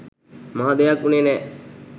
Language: Sinhala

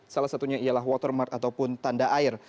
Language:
Indonesian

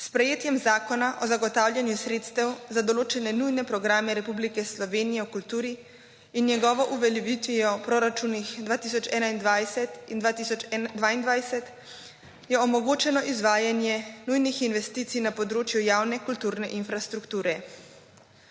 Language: Slovenian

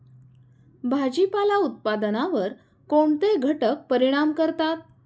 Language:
Marathi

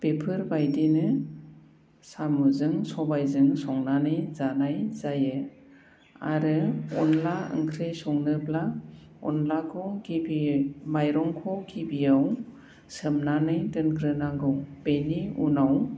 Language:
Bodo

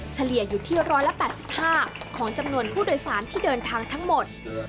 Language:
Thai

